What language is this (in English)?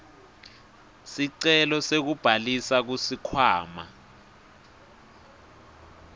Swati